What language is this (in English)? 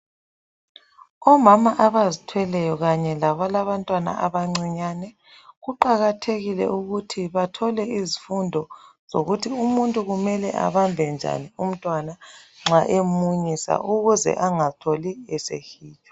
North Ndebele